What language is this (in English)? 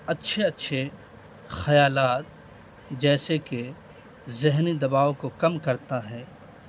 Urdu